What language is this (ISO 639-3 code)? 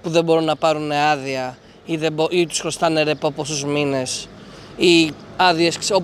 ell